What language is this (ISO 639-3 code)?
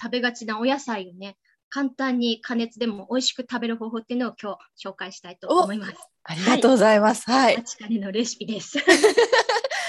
jpn